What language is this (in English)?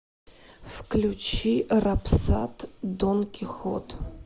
Russian